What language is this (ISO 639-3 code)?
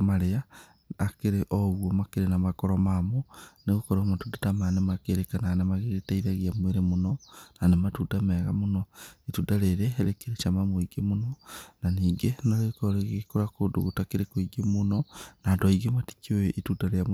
kik